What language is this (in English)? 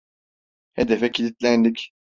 Turkish